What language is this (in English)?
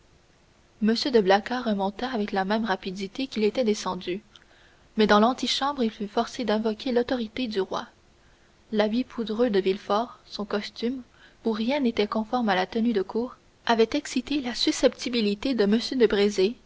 French